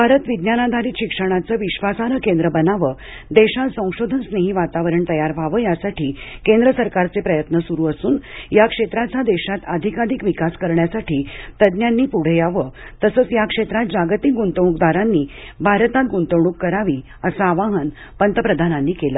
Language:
Marathi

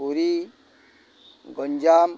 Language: Odia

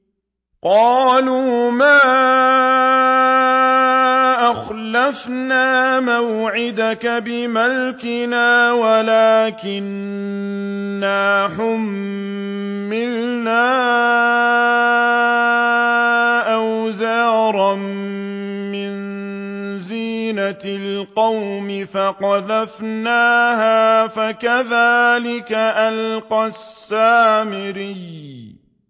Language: Arabic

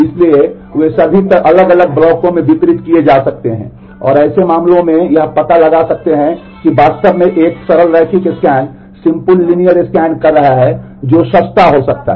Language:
Hindi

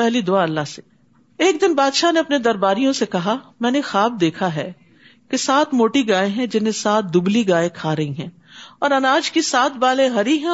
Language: Urdu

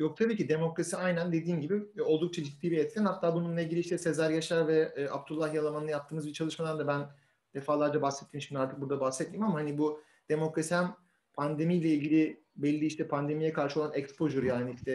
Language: Turkish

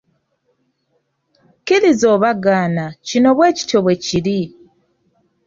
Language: Ganda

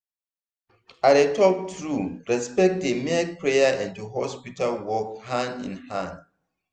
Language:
Nigerian Pidgin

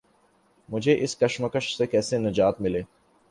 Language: Urdu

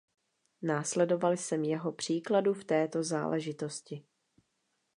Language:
Czech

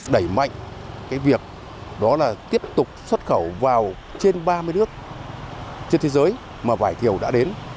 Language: Vietnamese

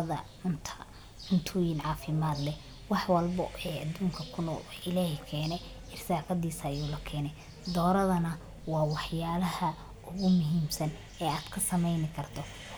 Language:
Somali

